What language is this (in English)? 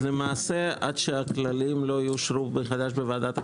Hebrew